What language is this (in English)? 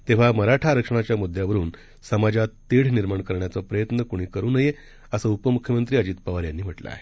Marathi